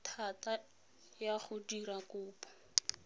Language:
Tswana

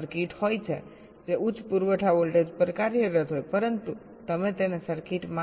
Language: Gujarati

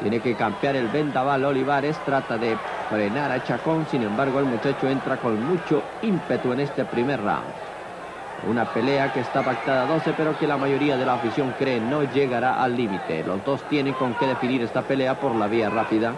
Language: Spanish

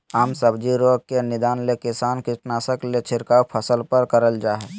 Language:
Magahi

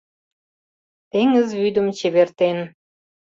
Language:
Mari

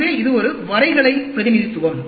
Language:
Tamil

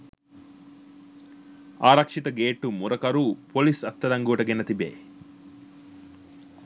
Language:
Sinhala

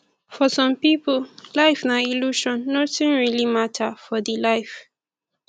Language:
Nigerian Pidgin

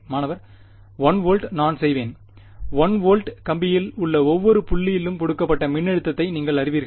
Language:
Tamil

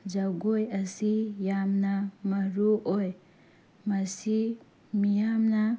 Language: Manipuri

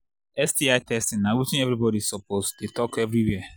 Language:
Nigerian Pidgin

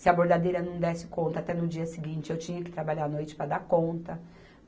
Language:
Portuguese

